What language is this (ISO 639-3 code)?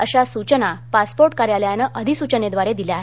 mar